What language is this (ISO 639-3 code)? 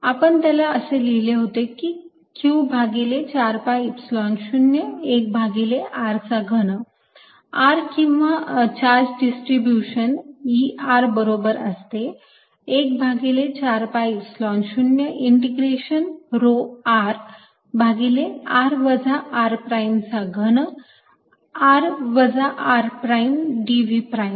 mar